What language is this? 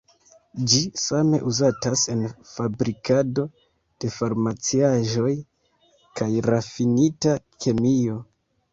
Esperanto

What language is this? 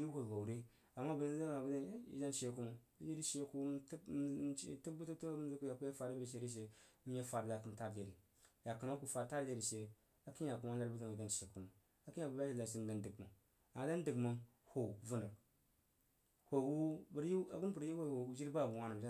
Jiba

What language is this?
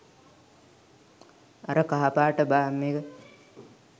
Sinhala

